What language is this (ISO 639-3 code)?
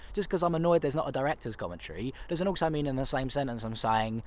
eng